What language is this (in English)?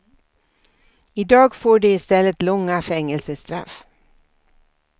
Swedish